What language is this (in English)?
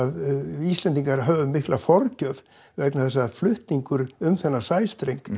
Icelandic